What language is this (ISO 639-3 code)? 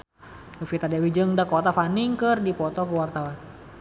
sun